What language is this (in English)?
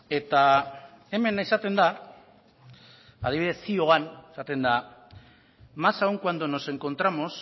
Basque